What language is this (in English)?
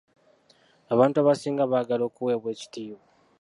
Ganda